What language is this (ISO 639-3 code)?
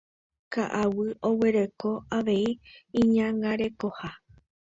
grn